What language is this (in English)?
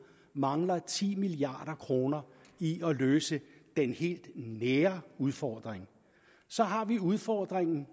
Danish